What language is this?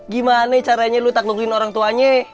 Indonesian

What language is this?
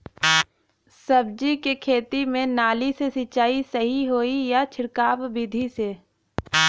Bhojpuri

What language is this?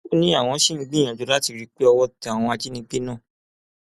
Yoruba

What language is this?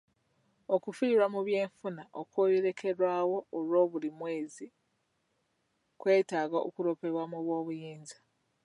Ganda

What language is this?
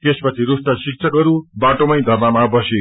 Nepali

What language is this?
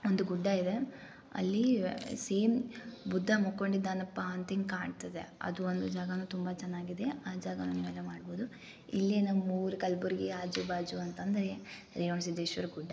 Kannada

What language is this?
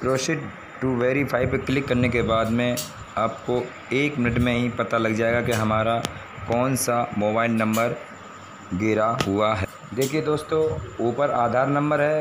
Hindi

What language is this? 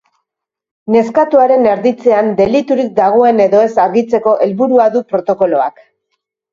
Basque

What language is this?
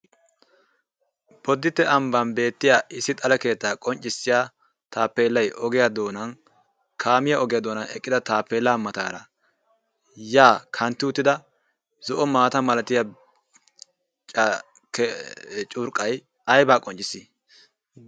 Wolaytta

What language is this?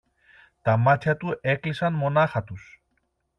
Greek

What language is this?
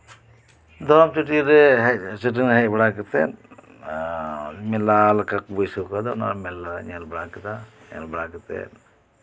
Santali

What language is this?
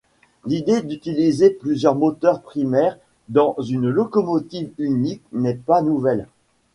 French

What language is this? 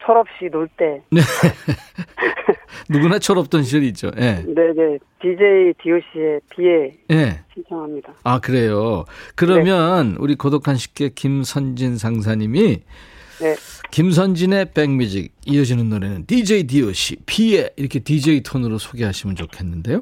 Korean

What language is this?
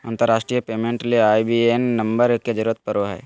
Magahi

